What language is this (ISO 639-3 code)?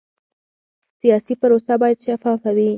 pus